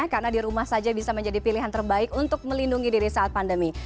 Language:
Indonesian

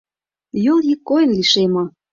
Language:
Mari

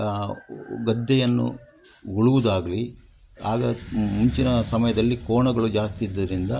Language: Kannada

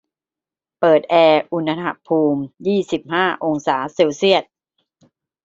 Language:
Thai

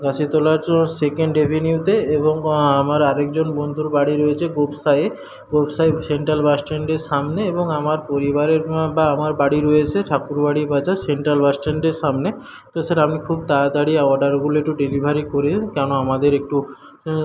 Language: Bangla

